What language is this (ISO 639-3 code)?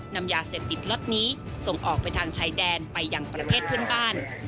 tha